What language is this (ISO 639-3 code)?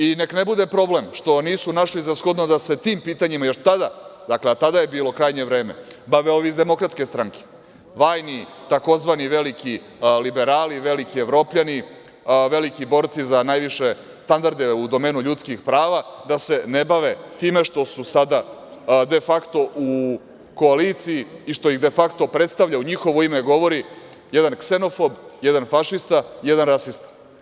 srp